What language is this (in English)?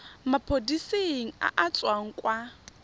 Tswana